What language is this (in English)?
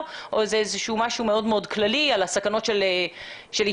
Hebrew